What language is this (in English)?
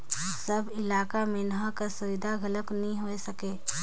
Chhattisgarhi